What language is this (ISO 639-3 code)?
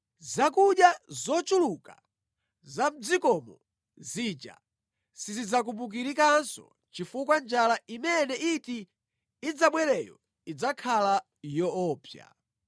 nya